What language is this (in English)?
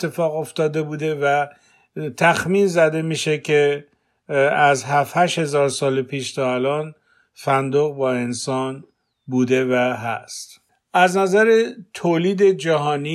Persian